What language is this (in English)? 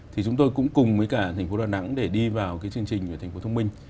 Vietnamese